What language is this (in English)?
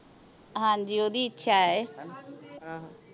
Punjabi